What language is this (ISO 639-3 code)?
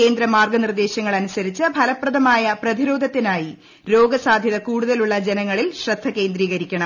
mal